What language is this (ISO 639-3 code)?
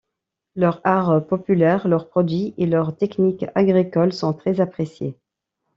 fra